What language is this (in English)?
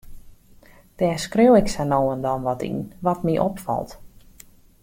Western Frisian